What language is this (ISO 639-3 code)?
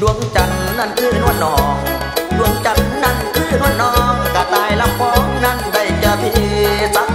tha